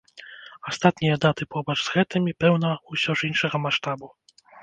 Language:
Belarusian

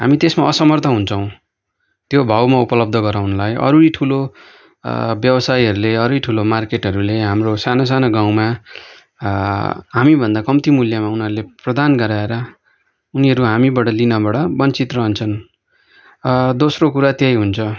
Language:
Nepali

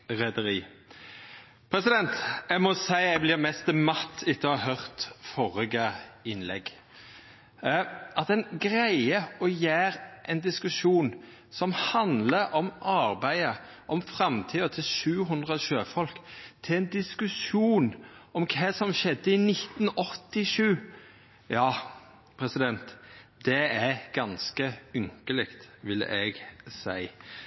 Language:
Norwegian Nynorsk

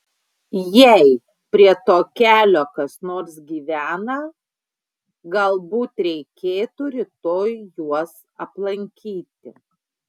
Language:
Lithuanian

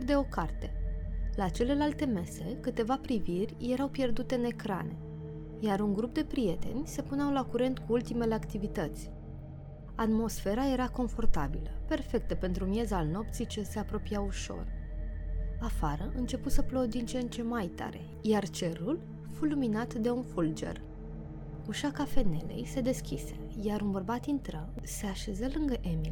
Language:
Romanian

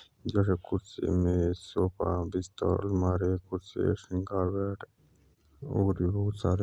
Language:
Jaunsari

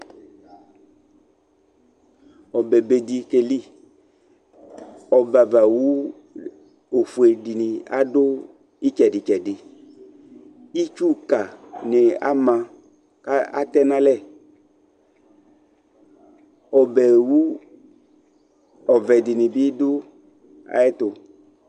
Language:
Ikposo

